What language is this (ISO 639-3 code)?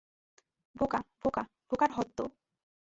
ben